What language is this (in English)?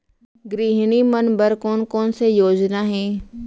Chhattisgarhi